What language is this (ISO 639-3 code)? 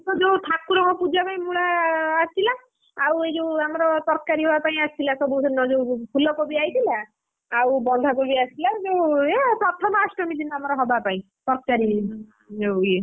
ori